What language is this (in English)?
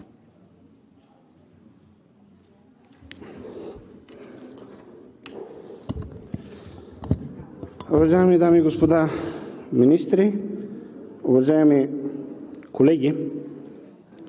Bulgarian